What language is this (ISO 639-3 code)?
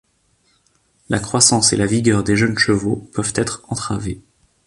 fra